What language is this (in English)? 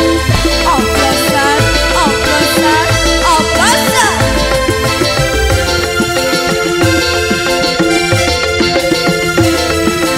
Indonesian